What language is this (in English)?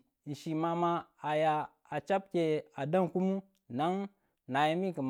Tula